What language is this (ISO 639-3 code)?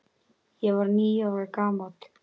isl